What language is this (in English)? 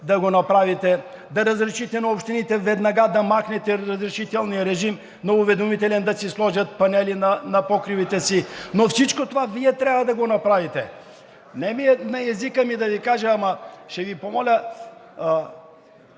Bulgarian